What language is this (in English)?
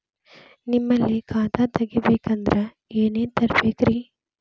Kannada